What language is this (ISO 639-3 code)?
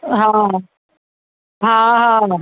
snd